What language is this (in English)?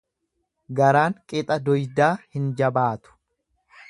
Oromo